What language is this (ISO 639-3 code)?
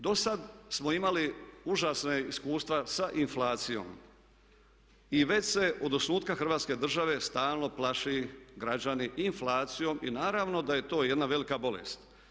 hrv